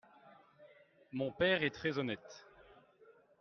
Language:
French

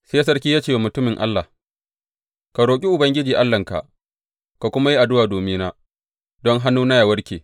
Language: Hausa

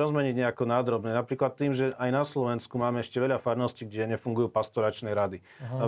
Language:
Slovak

